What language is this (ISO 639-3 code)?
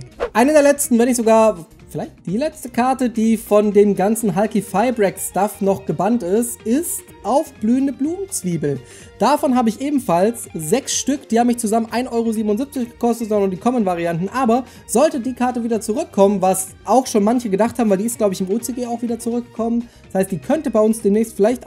deu